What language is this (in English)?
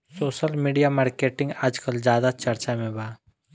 Bhojpuri